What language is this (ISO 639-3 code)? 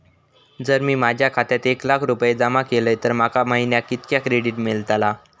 mar